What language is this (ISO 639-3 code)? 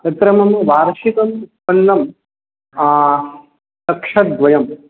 san